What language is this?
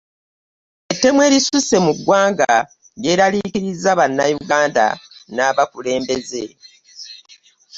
Ganda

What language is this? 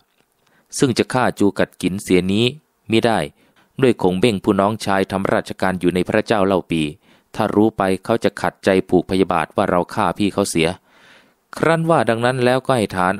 Thai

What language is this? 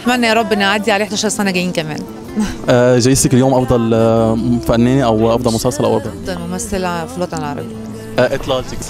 Arabic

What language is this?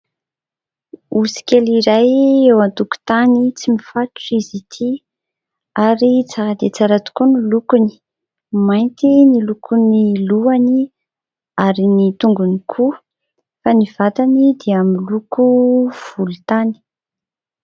Malagasy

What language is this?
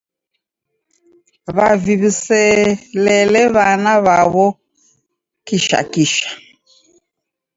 Taita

